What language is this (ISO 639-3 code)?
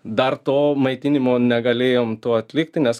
lit